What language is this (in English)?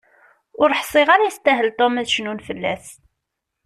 Kabyle